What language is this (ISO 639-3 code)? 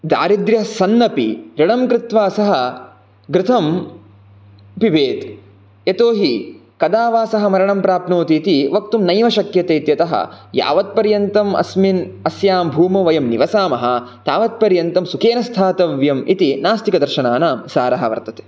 san